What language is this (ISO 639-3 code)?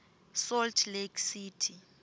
ssw